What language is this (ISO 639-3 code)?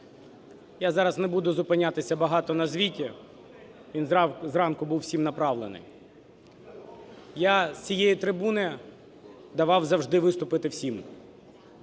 ukr